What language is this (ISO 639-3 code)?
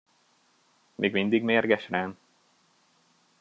hun